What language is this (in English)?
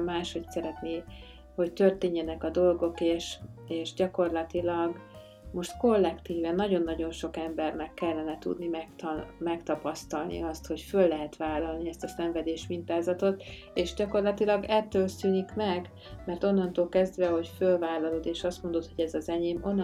Hungarian